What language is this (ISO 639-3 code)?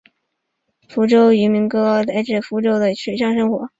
zho